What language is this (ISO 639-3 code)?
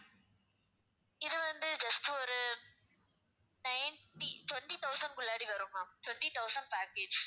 tam